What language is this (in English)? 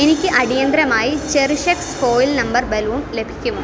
Malayalam